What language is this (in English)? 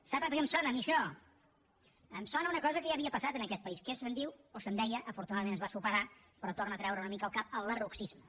Catalan